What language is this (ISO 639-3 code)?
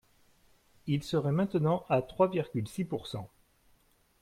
fra